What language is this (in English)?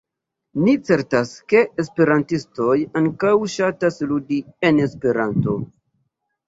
Esperanto